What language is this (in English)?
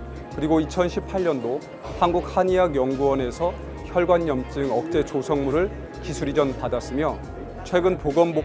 Korean